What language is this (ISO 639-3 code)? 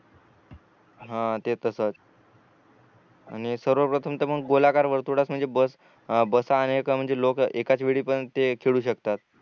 mar